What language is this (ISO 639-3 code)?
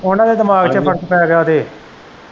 pan